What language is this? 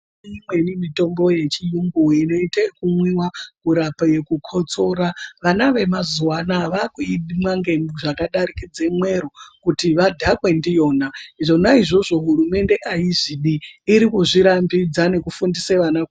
Ndau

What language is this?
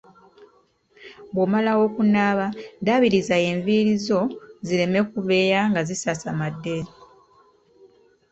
Ganda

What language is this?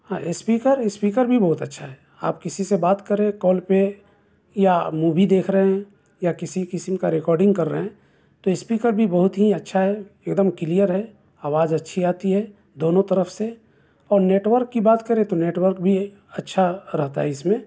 Urdu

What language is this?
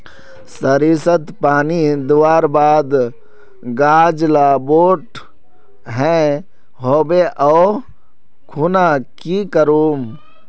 Magahi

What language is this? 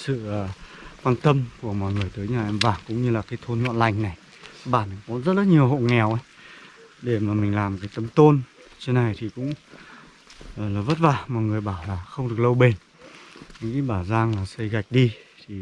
Vietnamese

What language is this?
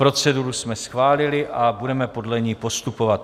Czech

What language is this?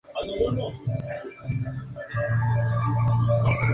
Spanish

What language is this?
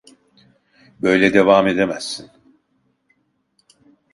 Turkish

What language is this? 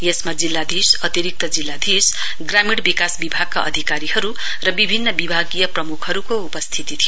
Nepali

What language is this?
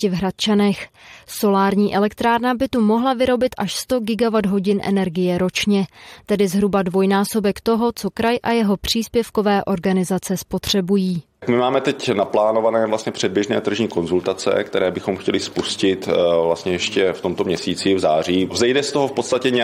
Czech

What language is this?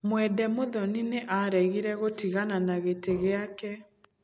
Kikuyu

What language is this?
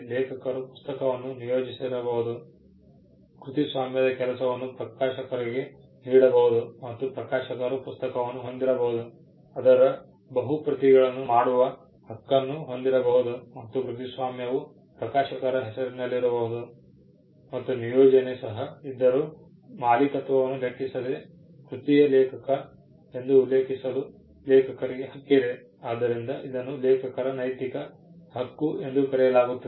Kannada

